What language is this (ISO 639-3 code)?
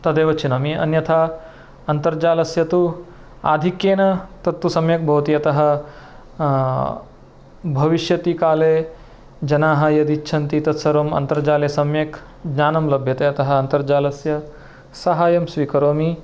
san